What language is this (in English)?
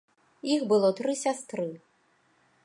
Belarusian